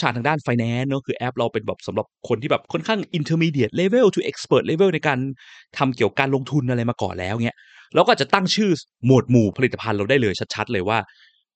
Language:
Thai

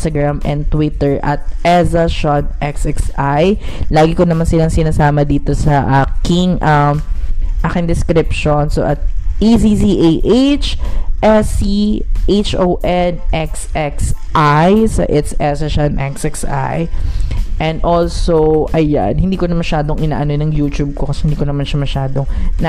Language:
Filipino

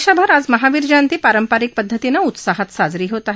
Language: Marathi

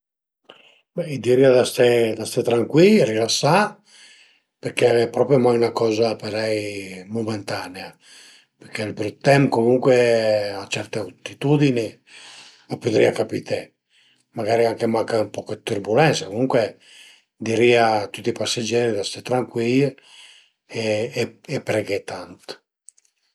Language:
Piedmontese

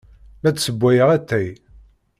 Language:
Kabyle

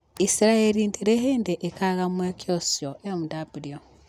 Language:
Kikuyu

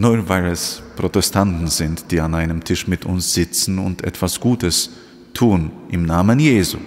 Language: German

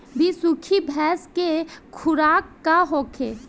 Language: Bhojpuri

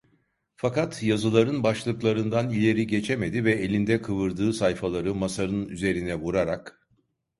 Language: Turkish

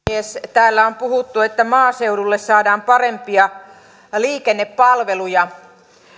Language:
Finnish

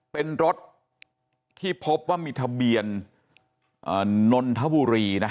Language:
Thai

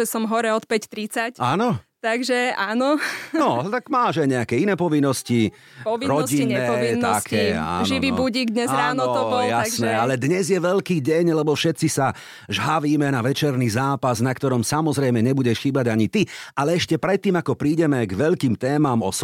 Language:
Slovak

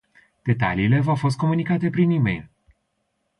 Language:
Romanian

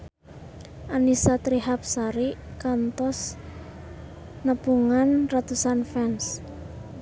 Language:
Sundanese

